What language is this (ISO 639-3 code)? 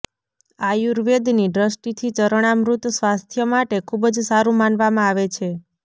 guj